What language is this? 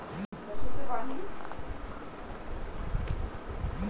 Bhojpuri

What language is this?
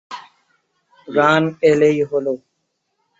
Bangla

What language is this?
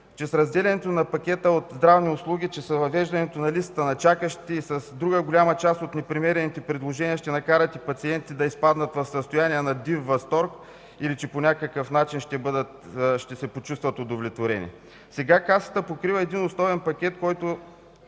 Bulgarian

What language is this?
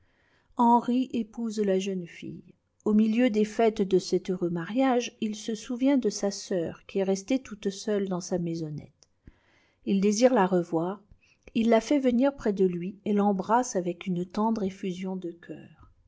French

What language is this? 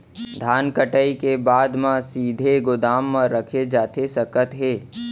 Chhattisgarhi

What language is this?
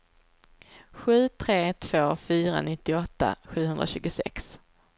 Swedish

